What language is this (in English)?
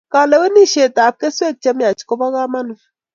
Kalenjin